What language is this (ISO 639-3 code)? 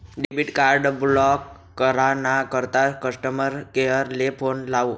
mar